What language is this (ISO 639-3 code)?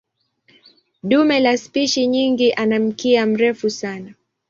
swa